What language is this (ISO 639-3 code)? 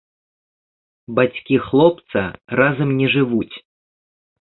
bel